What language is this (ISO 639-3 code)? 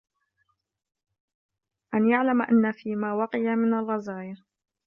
ara